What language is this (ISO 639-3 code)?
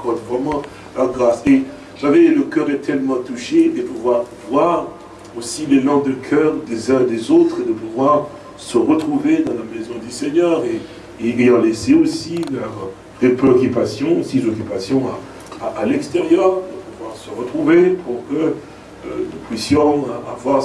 fra